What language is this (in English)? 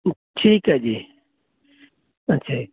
Punjabi